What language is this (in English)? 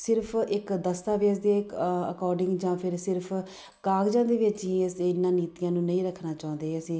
Punjabi